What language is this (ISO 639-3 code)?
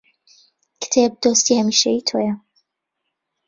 ckb